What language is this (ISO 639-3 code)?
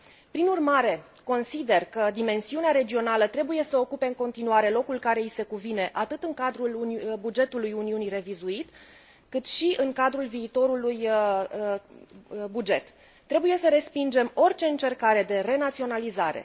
ron